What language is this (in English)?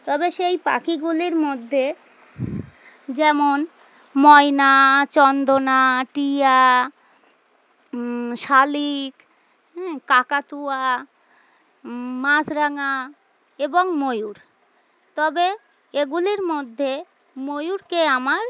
Bangla